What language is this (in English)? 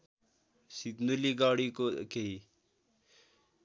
Nepali